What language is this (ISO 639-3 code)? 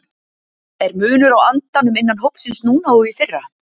isl